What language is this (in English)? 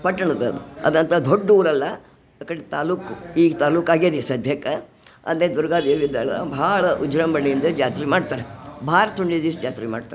Kannada